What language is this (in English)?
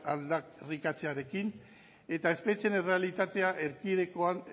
Basque